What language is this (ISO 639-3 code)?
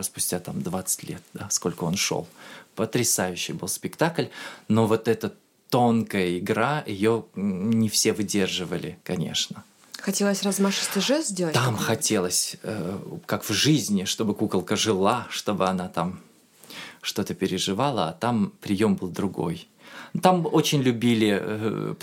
rus